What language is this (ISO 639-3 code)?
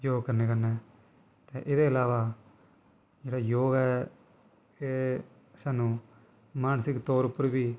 doi